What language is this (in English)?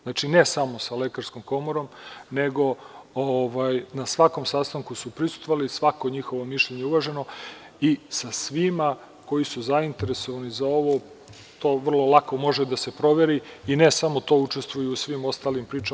Serbian